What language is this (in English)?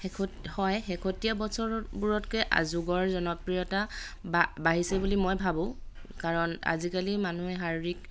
Assamese